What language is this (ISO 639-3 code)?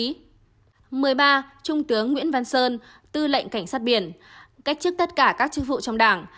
vie